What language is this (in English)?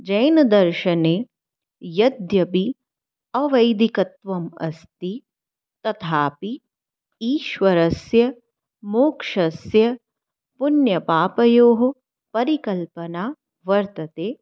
Sanskrit